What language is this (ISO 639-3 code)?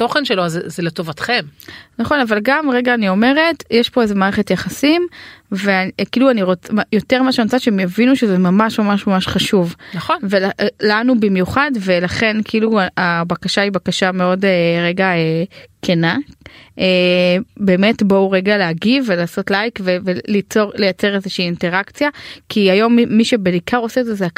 heb